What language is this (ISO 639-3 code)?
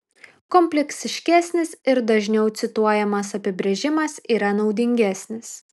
lit